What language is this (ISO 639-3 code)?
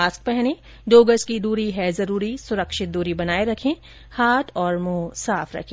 hin